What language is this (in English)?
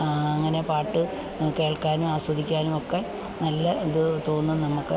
Malayalam